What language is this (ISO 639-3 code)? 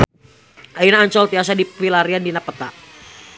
sun